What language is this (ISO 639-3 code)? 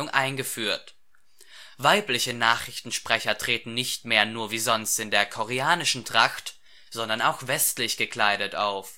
deu